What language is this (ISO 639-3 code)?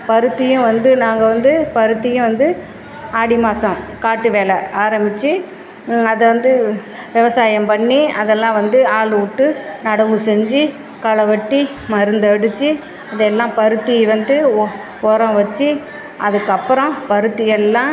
tam